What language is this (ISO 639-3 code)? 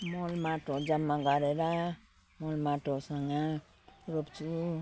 nep